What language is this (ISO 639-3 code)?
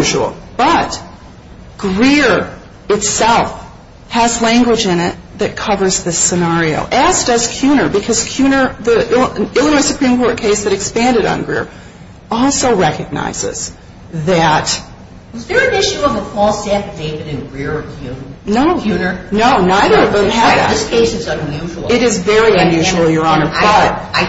eng